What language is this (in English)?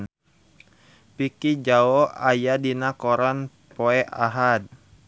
Sundanese